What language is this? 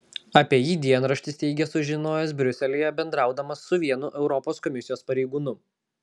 Lithuanian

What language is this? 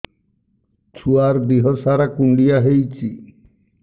Odia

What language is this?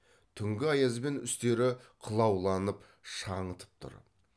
Kazakh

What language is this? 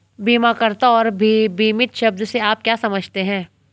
Hindi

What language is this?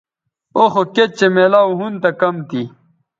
Bateri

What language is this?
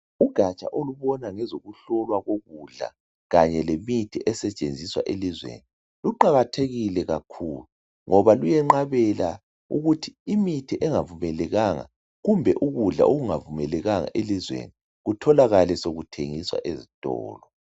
North Ndebele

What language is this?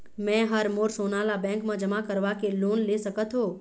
Chhattisgarhi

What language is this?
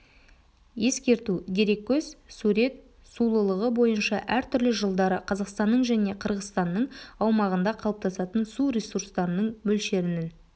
Kazakh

